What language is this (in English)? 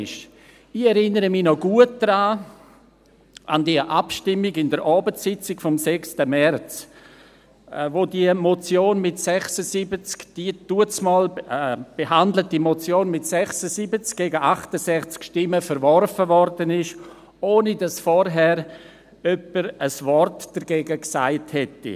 Swiss German